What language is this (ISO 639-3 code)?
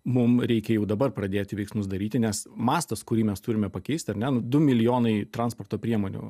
lit